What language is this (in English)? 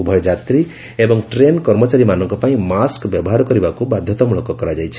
Odia